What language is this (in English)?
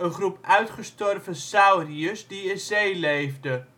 Dutch